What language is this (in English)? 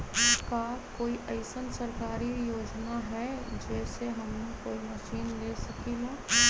Magahi